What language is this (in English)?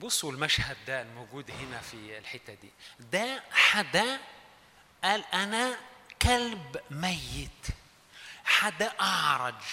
Arabic